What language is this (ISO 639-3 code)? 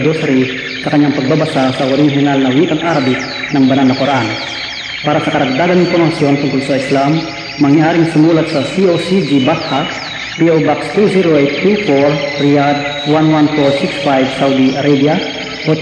fil